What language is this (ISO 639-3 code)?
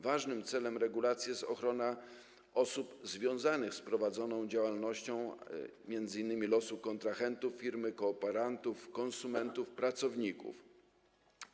pol